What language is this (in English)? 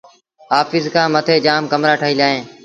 Sindhi Bhil